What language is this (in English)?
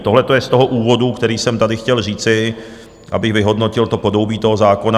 Czech